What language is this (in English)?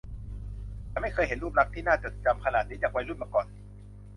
Thai